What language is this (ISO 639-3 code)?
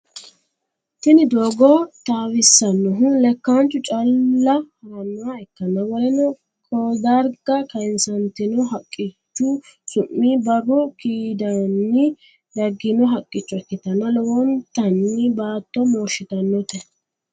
sid